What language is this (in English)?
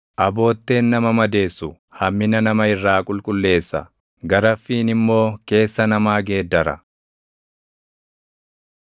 Oromo